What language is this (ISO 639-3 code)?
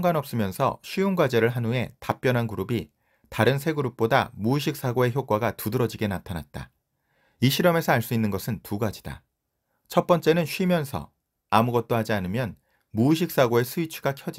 kor